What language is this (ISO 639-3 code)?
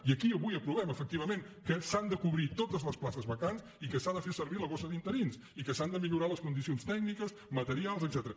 cat